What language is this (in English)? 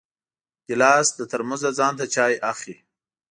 Pashto